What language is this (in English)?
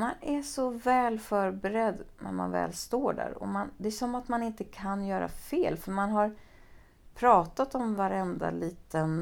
Swedish